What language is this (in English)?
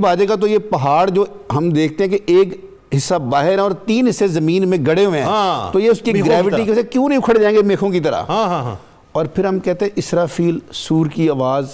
Urdu